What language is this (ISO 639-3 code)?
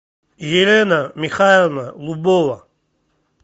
rus